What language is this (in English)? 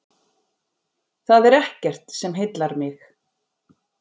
Icelandic